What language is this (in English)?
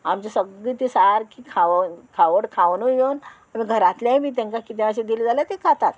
Konkani